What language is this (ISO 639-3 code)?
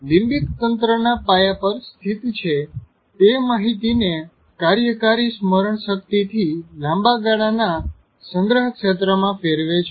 guj